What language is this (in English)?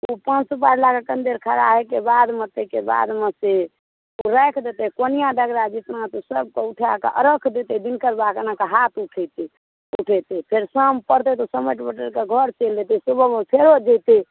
Maithili